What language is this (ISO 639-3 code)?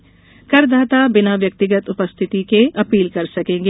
hin